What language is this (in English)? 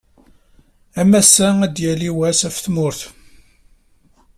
Kabyle